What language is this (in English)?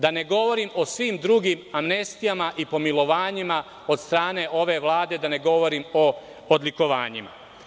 Serbian